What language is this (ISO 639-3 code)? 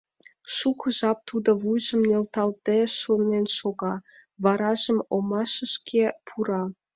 chm